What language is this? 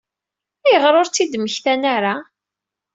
Kabyle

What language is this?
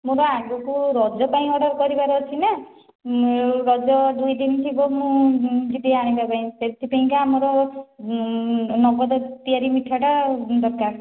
Odia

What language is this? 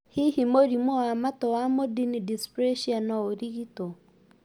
Kikuyu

